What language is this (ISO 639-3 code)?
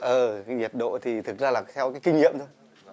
vie